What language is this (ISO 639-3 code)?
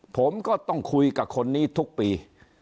tha